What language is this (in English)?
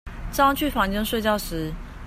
Chinese